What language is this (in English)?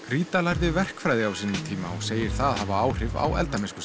Icelandic